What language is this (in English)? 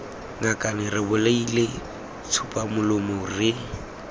Tswana